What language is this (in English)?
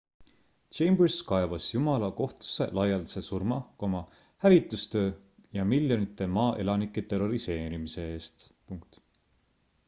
Estonian